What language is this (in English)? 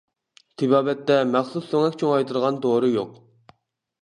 Uyghur